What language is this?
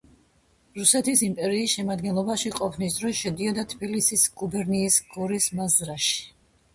Georgian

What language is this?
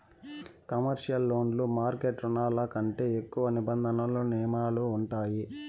Telugu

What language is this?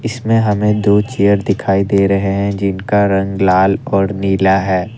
Hindi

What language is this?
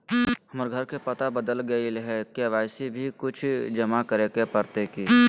Magahi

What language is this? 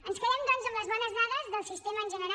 Catalan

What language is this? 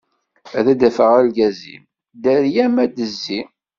Kabyle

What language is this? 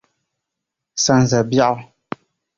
Dagbani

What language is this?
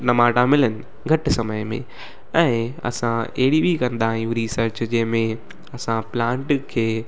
Sindhi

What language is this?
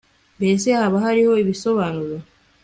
Kinyarwanda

